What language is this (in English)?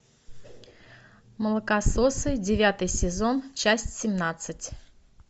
Russian